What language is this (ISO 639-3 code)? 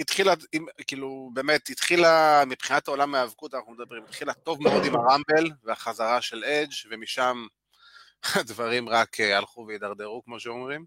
heb